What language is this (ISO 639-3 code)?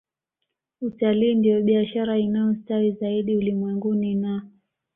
swa